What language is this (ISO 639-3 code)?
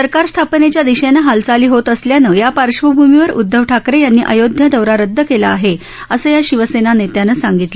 mar